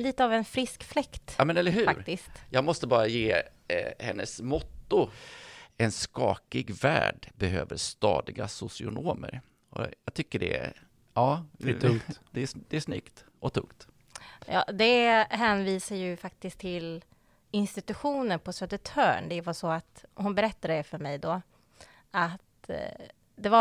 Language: Swedish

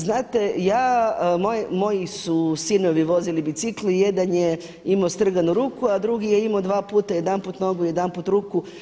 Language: Croatian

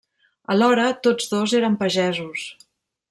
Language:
Catalan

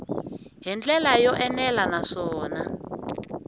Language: Tsonga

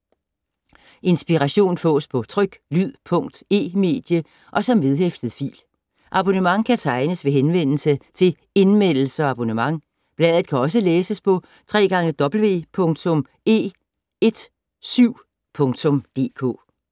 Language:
Danish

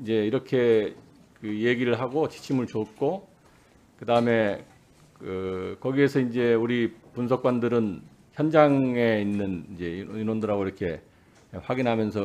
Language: Korean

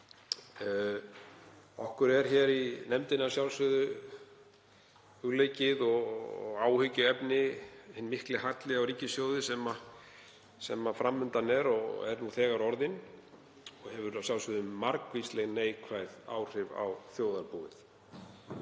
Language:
Icelandic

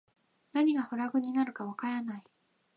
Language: Japanese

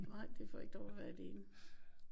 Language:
Danish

